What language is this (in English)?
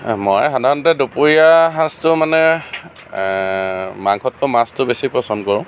Assamese